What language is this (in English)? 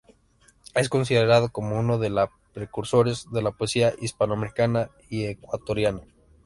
Spanish